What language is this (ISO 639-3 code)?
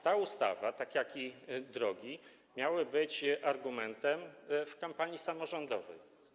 pol